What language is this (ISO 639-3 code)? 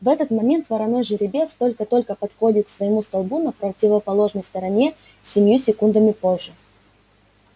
rus